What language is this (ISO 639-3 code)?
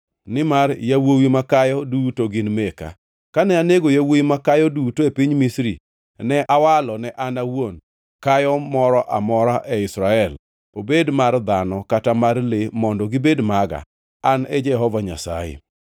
luo